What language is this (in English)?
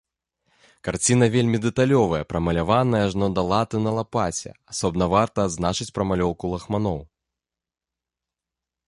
Belarusian